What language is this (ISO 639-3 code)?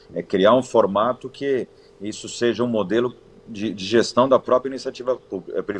por